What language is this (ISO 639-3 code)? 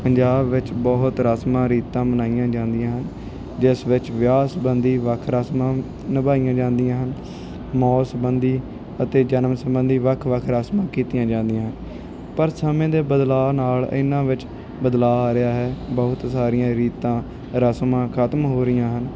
pan